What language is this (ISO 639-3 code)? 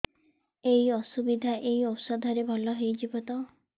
ori